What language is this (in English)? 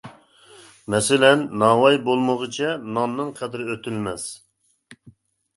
Uyghur